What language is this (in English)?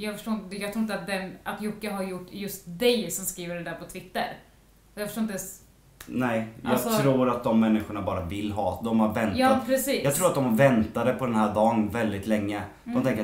Swedish